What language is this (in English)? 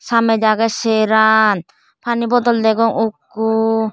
Chakma